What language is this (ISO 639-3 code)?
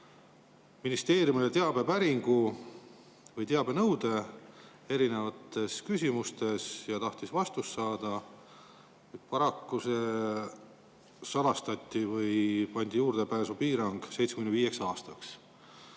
est